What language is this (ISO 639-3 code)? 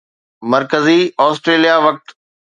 snd